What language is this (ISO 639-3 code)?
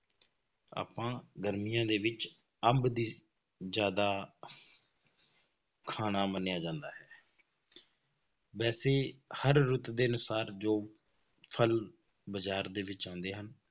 pan